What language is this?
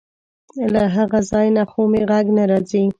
Pashto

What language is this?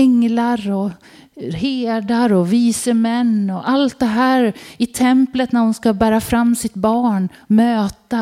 Swedish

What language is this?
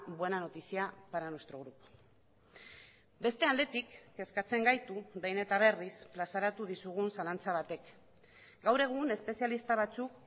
Basque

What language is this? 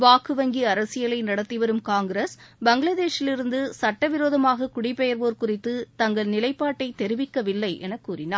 Tamil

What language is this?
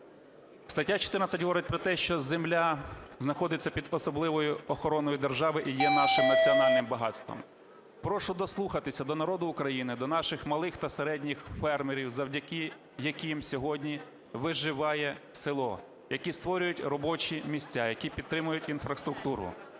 Ukrainian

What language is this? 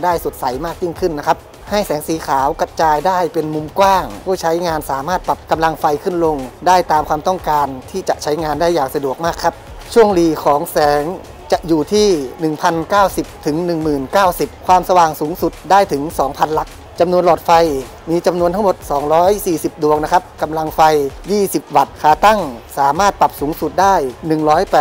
Thai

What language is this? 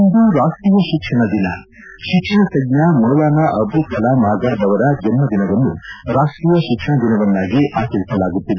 Kannada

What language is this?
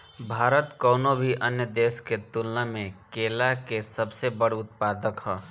Bhojpuri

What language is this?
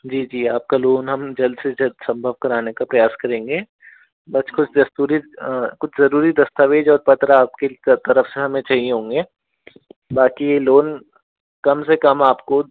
Hindi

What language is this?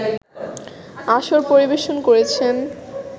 Bangla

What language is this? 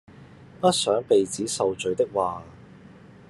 Cantonese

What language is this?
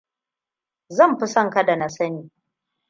Hausa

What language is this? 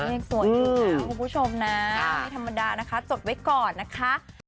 Thai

